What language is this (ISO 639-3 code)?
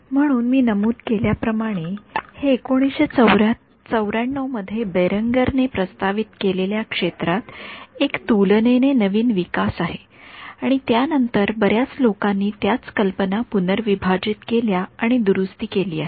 mar